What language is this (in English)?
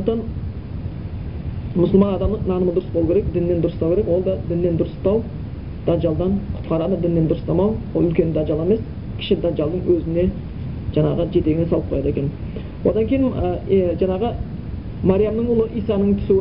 Bulgarian